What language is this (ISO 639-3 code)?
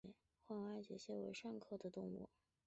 zho